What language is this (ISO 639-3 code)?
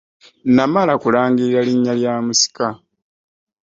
lug